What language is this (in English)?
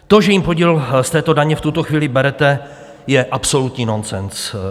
Czech